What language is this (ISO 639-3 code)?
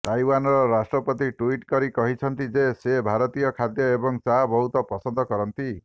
ori